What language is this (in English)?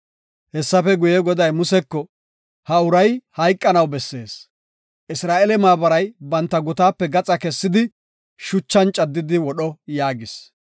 Gofa